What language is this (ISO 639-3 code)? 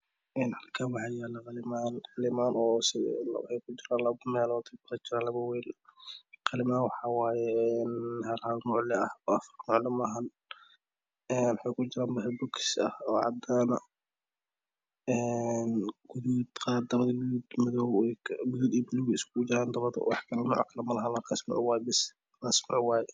som